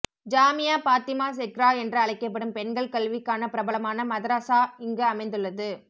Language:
Tamil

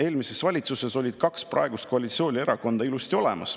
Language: Estonian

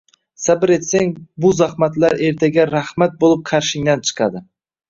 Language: Uzbek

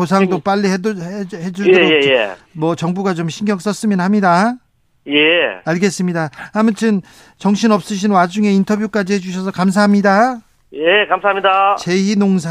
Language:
Korean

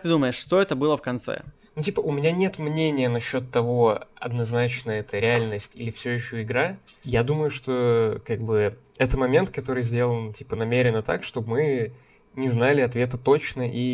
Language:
Russian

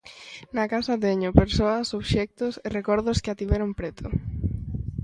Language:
Galician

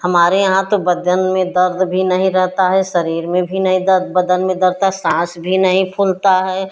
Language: Hindi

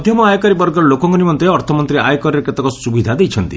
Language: Odia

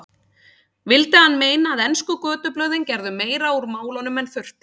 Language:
Icelandic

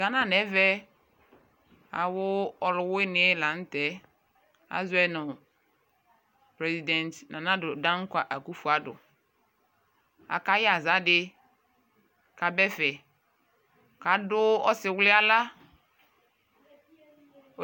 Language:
Ikposo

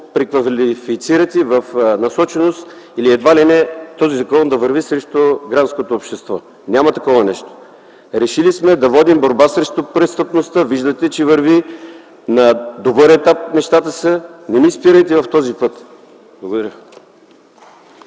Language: Bulgarian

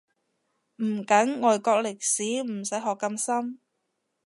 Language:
Cantonese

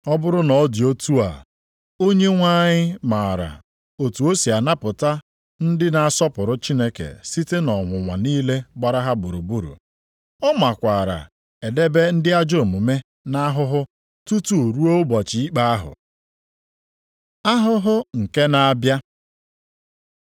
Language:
Igbo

